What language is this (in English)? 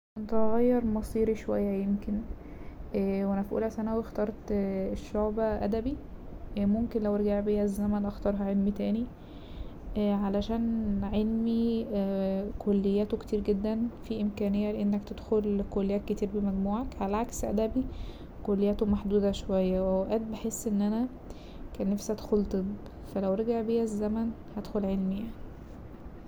Egyptian Arabic